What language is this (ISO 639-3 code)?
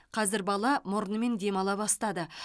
kaz